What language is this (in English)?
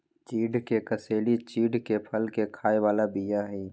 Magahi